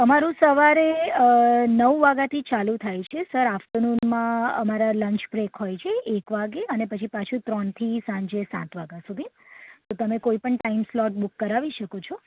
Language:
Gujarati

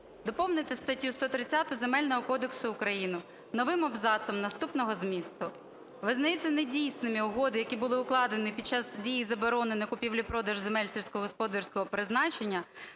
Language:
Ukrainian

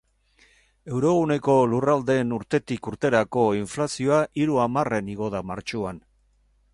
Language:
Basque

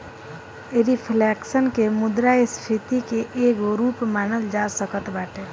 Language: Bhojpuri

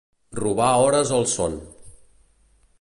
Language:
Catalan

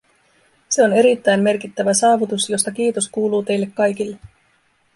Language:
Finnish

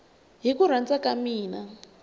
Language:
Tsonga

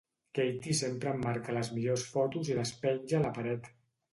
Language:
Catalan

